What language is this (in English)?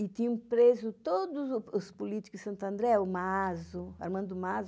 Portuguese